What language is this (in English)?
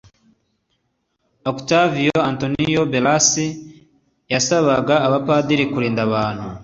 Kinyarwanda